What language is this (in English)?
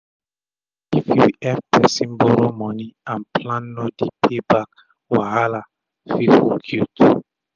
Nigerian Pidgin